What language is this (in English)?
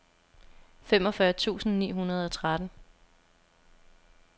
Danish